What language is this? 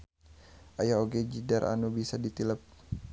Sundanese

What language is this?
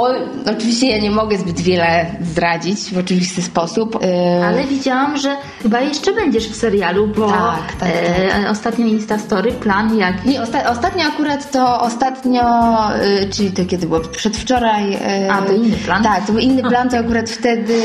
Polish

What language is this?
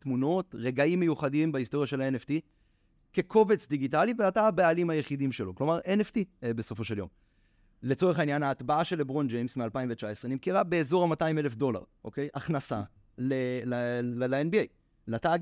Hebrew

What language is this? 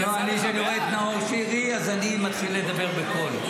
Hebrew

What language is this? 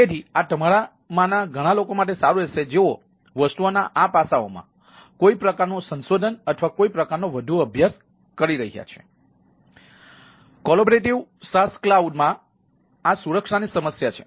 Gujarati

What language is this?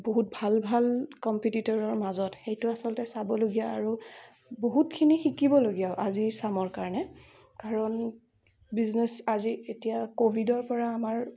Assamese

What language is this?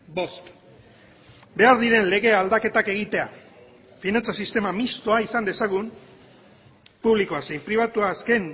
Basque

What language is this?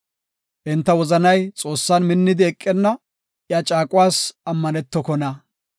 Gofa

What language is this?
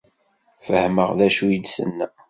Kabyle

